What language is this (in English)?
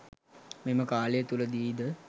Sinhala